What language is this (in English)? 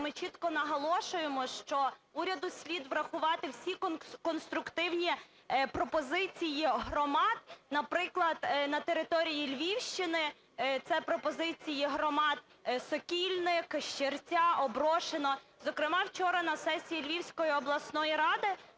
Ukrainian